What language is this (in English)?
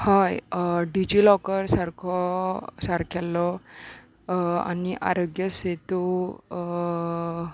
Konkani